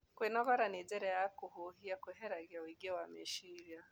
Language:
Kikuyu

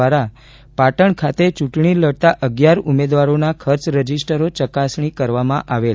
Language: Gujarati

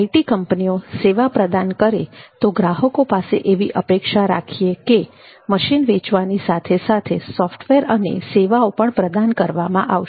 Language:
Gujarati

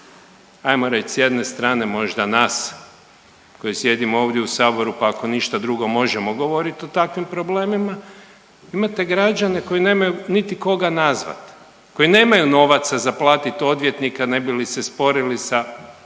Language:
Croatian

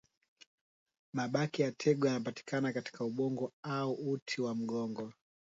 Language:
Swahili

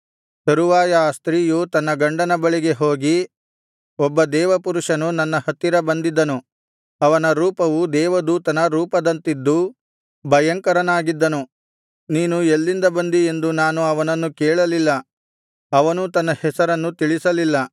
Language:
Kannada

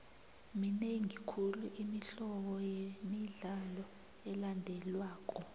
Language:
South Ndebele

